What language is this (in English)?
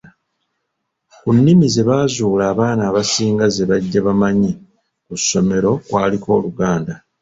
Ganda